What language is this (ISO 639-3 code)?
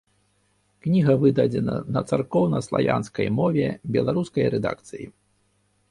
bel